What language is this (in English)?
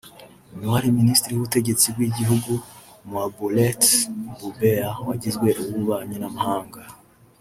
Kinyarwanda